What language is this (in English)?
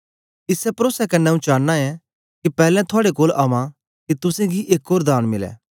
Dogri